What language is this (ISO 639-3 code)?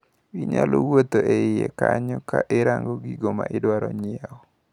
luo